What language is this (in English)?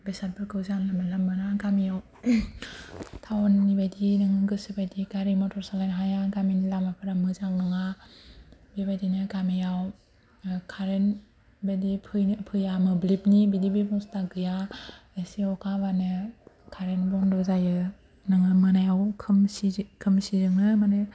Bodo